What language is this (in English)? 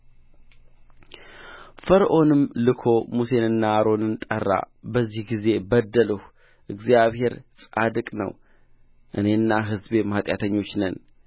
Amharic